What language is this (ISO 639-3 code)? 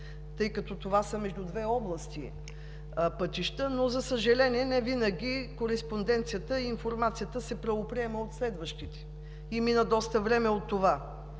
bul